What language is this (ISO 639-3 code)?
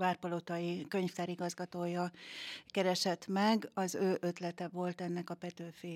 hun